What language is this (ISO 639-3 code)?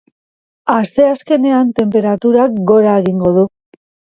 eus